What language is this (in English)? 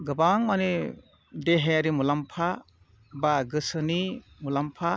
Bodo